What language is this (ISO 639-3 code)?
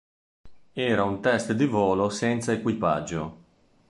ita